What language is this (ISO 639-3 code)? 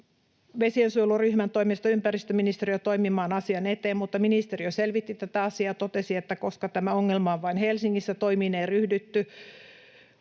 fin